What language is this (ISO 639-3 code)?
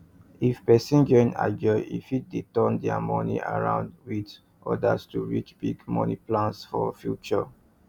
pcm